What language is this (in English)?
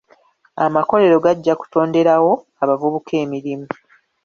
Ganda